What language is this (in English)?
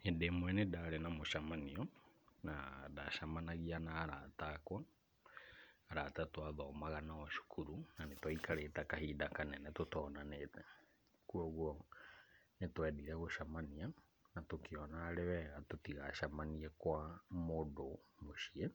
Kikuyu